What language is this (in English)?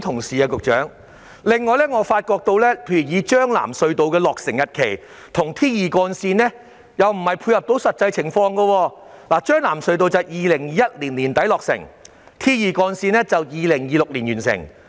Cantonese